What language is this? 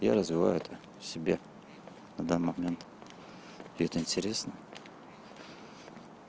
Russian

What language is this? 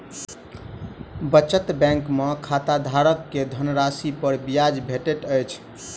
Maithili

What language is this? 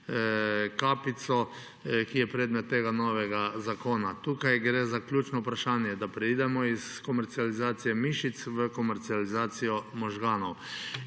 Slovenian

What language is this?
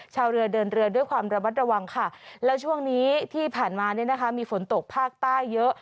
Thai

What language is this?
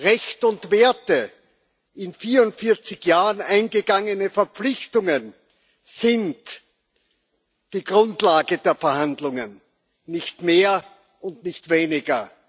German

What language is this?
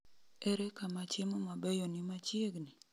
Luo (Kenya and Tanzania)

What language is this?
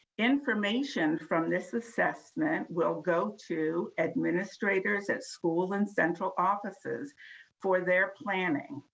English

